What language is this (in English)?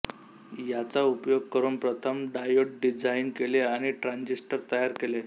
Marathi